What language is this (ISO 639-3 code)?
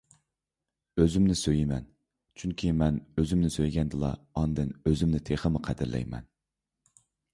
uig